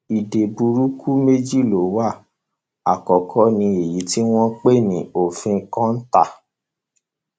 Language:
Yoruba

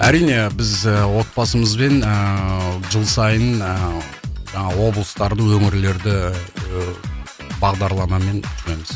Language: Kazakh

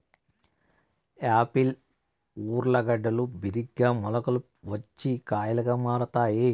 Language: Telugu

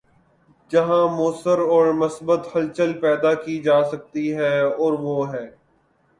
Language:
Urdu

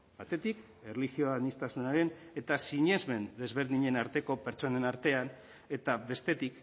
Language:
Basque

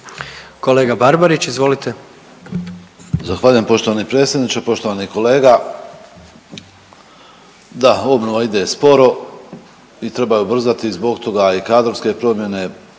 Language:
Croatian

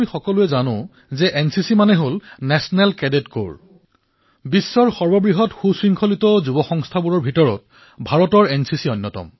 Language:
Assamese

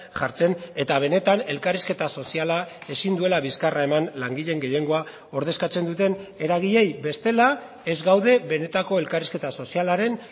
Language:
Basque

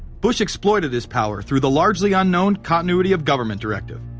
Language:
English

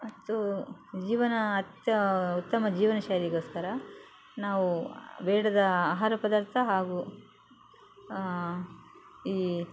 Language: Kannada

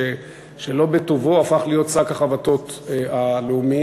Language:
Hebrew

